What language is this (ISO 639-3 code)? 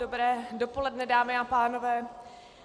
ces